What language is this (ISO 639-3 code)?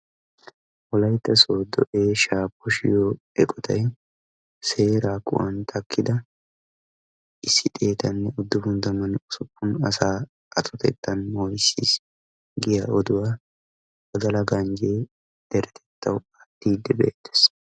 wal